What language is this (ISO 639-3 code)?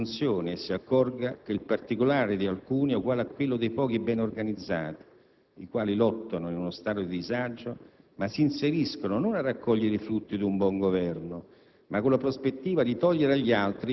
ita